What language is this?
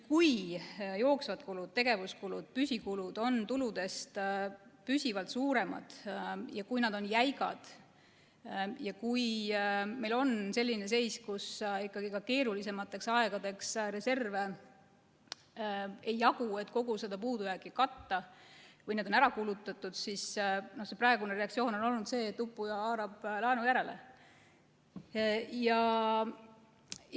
Estonian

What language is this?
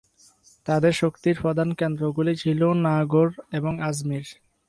Bangla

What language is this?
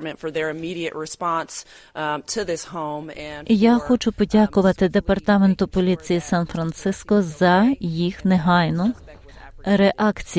Ukrainian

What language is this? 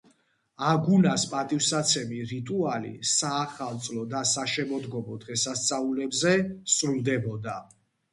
Georgian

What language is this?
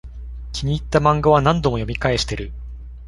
Japanese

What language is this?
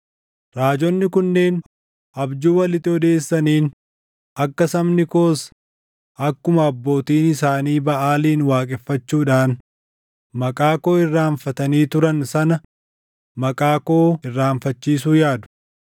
Oromo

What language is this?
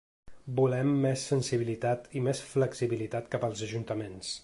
Catalan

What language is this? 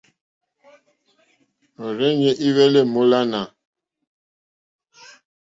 Mokpwe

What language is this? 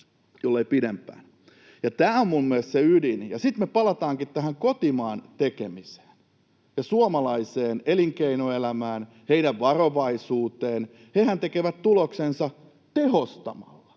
Finnish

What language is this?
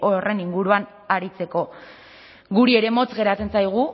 Basque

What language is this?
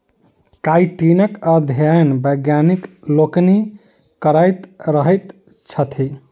Maithili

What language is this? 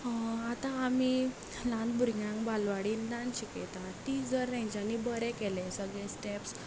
Konkani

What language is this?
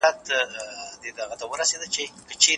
Pashto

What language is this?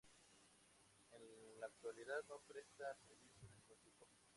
Spanish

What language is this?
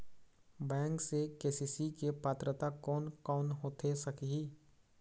Chhattisgarhi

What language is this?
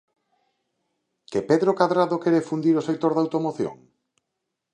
Galician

